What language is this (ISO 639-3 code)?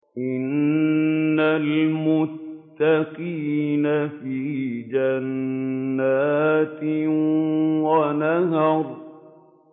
ara